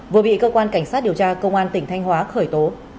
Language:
Vietnamese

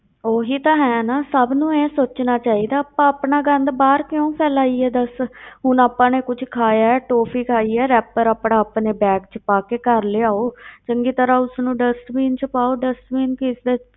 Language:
Punjabi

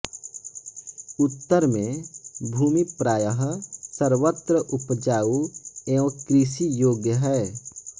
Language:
Hindi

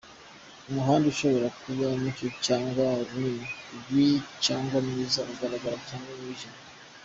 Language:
Kinyarwanda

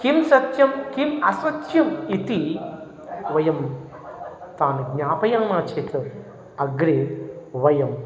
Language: Sanskrit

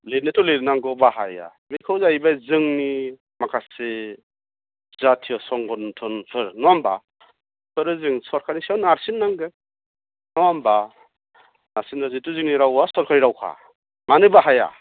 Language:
Bodo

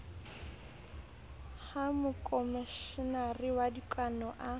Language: Southern Sotho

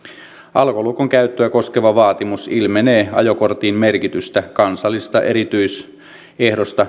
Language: Finnish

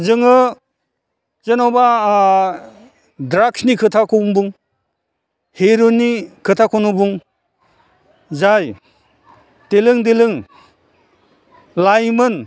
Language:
Bodo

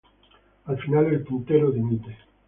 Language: Spanish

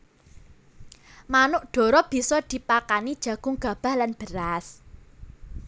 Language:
Javanese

